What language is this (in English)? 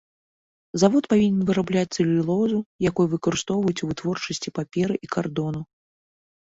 Belarusian